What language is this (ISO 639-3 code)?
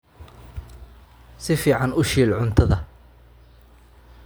som